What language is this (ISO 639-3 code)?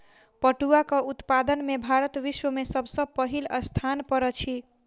mai